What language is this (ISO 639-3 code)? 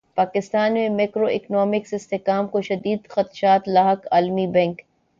urd